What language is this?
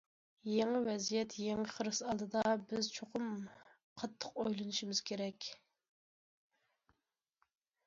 Uyghur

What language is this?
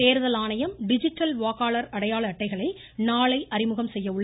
Tamil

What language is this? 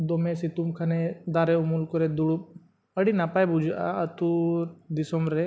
Santali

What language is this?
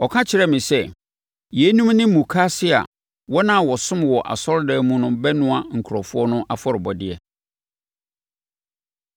Akan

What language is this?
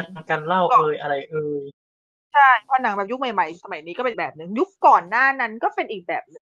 Thai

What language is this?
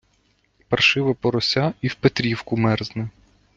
Ukrainian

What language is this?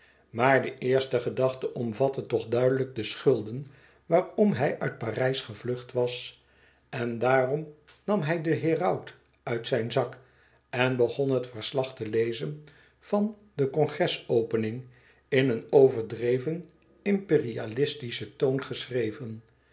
Dutch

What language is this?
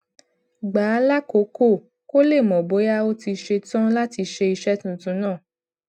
Yoruba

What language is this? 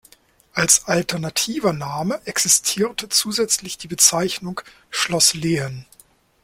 German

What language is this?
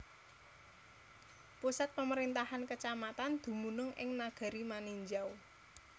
Javanese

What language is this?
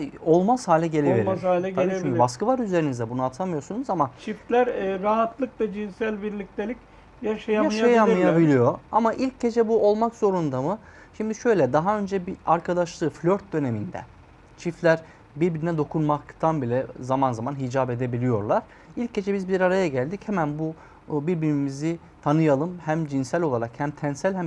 Turkish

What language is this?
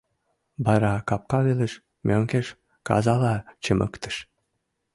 Mari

